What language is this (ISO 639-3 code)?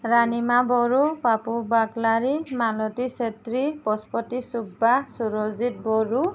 asm